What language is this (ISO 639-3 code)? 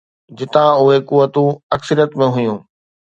snd